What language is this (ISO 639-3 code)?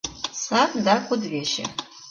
chm